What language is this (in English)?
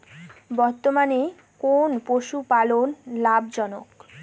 Bangla